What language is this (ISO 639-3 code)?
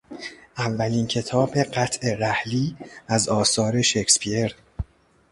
fas